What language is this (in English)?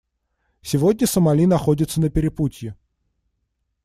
Russian